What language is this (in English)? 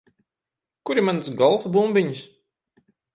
Latvian